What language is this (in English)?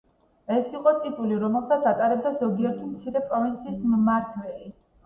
Georgian